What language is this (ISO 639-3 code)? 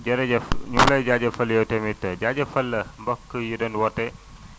wol